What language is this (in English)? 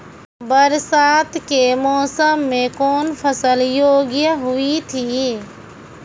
Maithili